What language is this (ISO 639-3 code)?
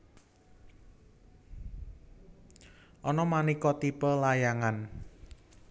jav